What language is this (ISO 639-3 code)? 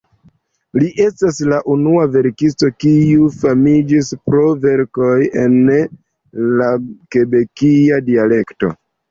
epo